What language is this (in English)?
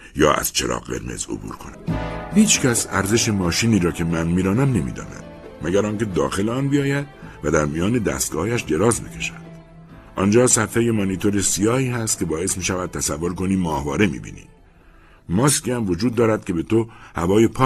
Persian